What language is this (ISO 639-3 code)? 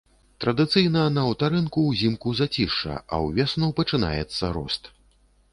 bel